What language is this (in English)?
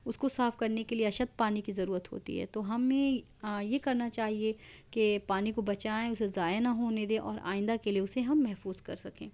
Urdu